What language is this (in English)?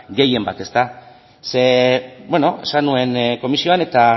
Basque